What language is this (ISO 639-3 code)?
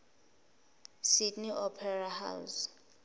zul